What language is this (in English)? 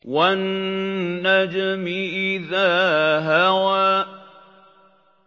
Arabic